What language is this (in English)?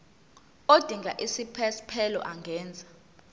Zulu